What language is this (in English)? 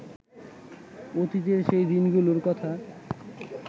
Bangla